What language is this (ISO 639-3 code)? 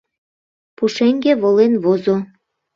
chm